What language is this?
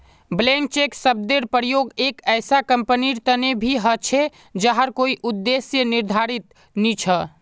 Magahi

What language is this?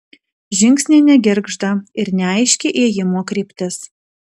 Lithuanian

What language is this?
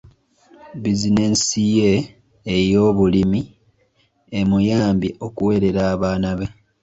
Ganda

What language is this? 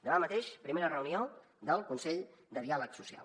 Catalan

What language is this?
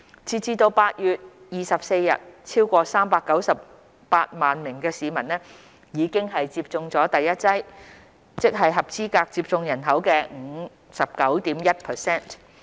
Cantonese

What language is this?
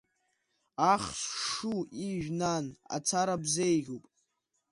Abkhazian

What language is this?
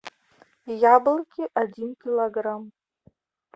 Russian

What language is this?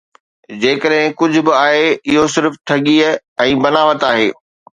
Sindhi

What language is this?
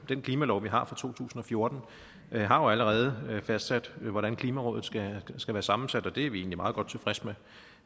Danish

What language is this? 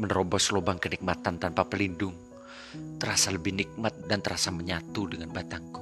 Indonesian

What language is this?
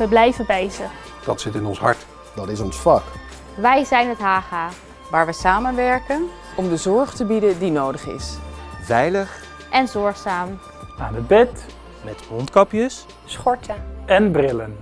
Dutch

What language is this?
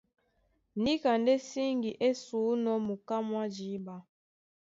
Duala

